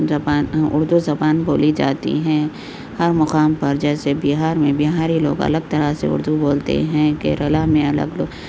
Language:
Urdu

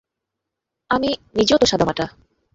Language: Bangla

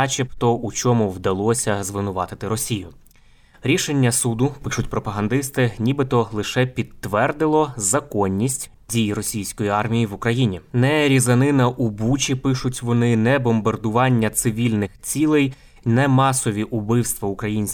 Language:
Ukrainian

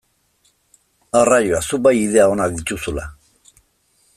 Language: Basque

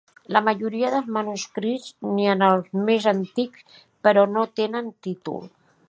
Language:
Catalan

